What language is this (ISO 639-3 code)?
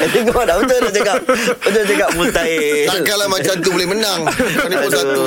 msa